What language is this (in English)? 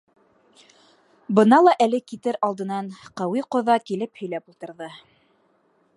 Bashkir